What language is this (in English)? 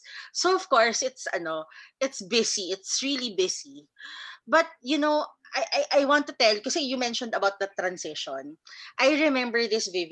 Filipino